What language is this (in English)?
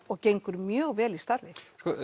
Icelandic